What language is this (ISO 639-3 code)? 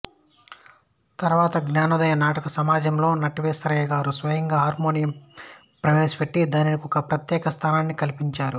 tel